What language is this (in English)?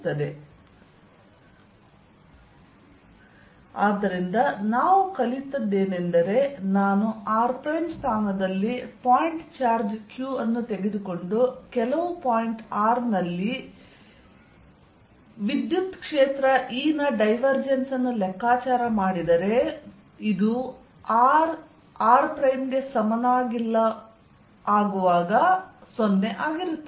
Kannada